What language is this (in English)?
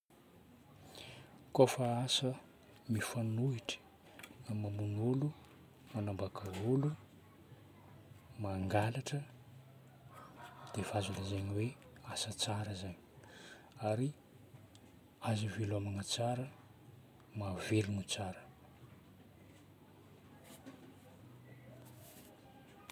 Northern Betsimisaraka Malagasy